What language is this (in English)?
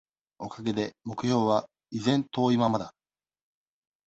Japanese